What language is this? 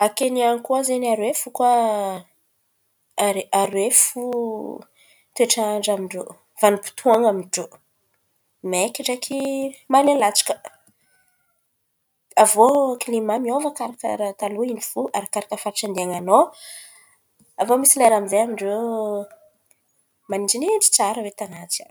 Antankarana Malagasy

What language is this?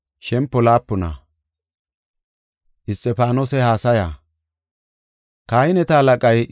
Gofa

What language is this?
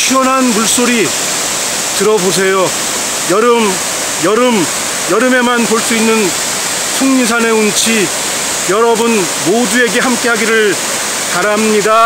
Korean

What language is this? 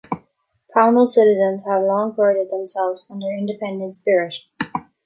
English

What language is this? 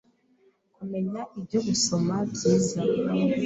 Kinyarwanda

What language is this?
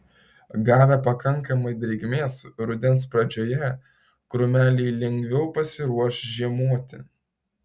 Lithuanian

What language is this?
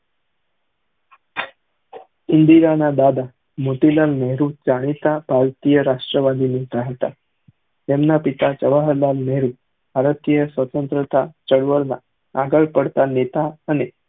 Gujarati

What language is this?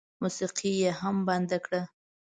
Pashto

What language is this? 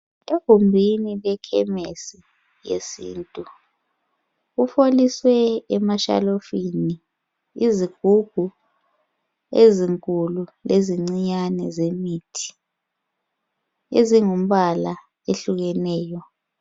North Ndebele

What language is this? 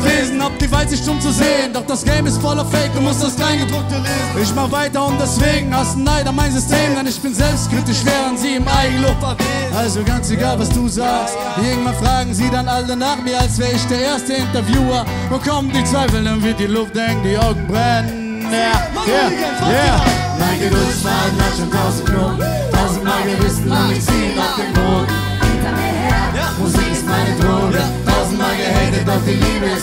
German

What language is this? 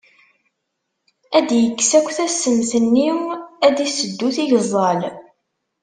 Kabyle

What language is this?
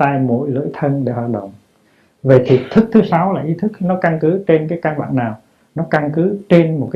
Vietnamese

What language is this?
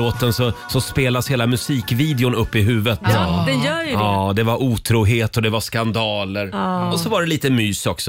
Swedish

